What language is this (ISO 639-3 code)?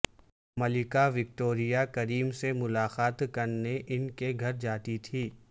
urd